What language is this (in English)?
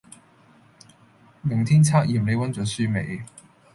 Cantonese